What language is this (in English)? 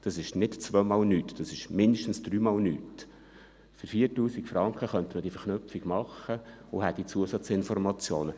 Swiss German